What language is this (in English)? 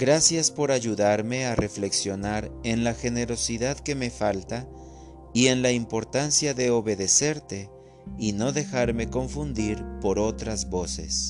Spanish